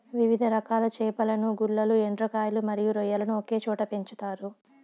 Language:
Telugu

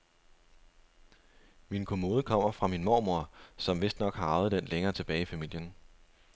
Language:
Danish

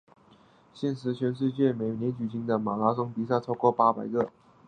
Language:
Chinese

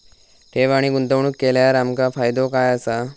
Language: Marathi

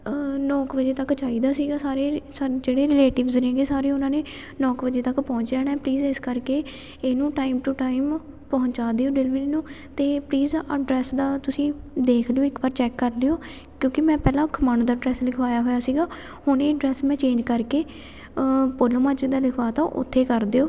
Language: Punjabi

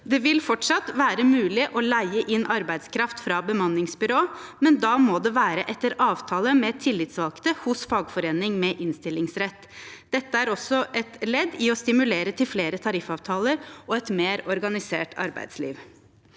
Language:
Norwegian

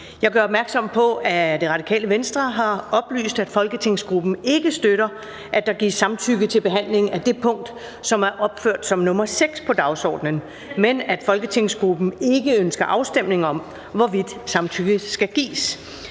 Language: Danish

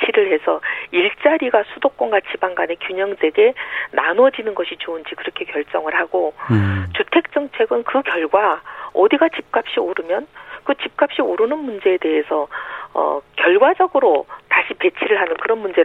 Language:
Korean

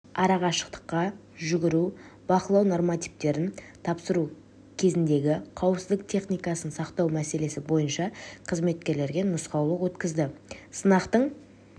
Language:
Kazakh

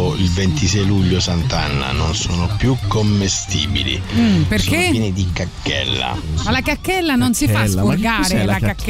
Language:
Italian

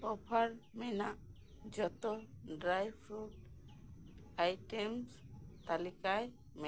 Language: Santali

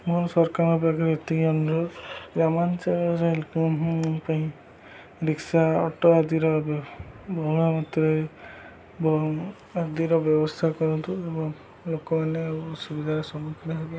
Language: Odia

